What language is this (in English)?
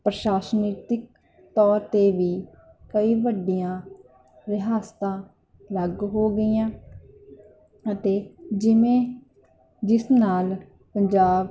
Punjabi